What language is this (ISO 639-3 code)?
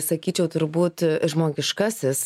lit